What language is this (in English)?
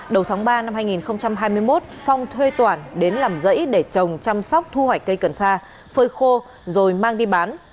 Vietnamese